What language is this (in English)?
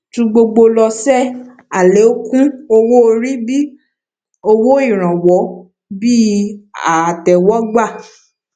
Yoruba